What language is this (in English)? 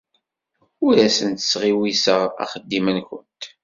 Kabyle